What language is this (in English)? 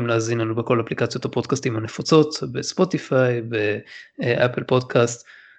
Hebrew